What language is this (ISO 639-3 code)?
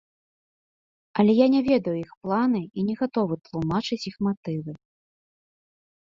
bel